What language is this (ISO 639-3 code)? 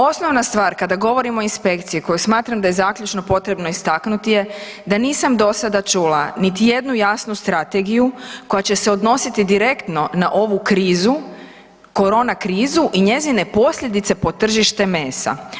hrv